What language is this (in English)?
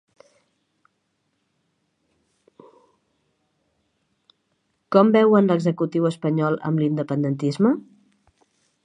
Catalan